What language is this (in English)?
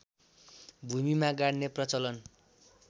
Nepali